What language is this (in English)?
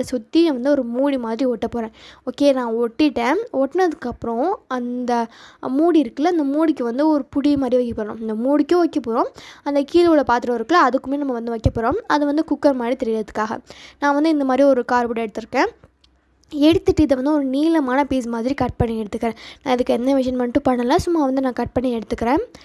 Tamil